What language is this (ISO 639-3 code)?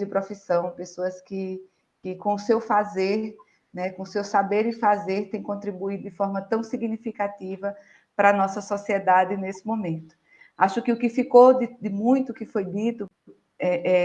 por